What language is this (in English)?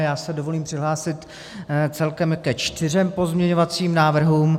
Czech